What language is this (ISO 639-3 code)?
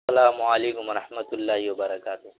urd